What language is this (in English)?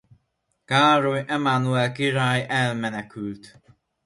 Hungarian